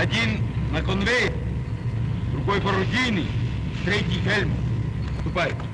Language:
Russian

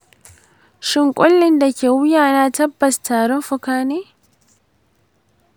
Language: Hausa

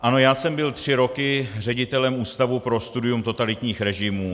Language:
Czech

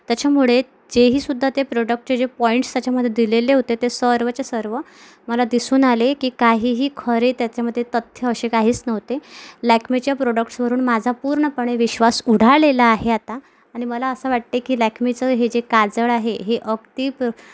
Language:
Marathi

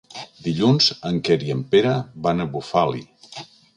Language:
Catalan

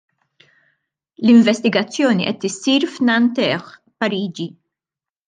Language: Maltese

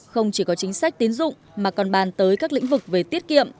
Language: Vietnamese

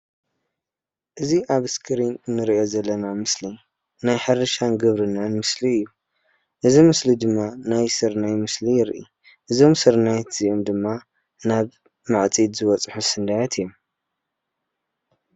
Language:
Tigrinya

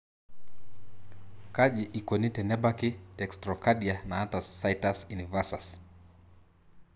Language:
Masai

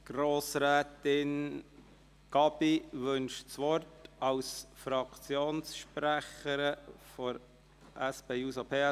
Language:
Swiss German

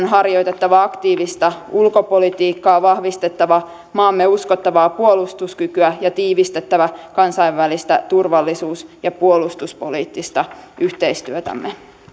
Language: Finnish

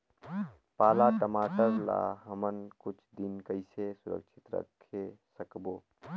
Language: Chhattisgarhi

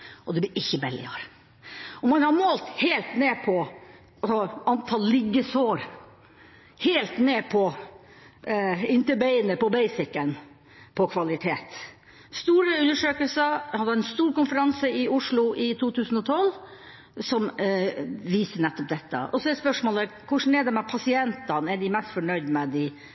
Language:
Norwegian Bokmål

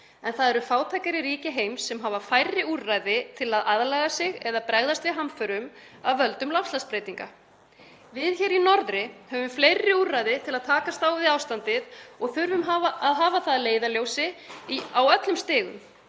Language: Icelandic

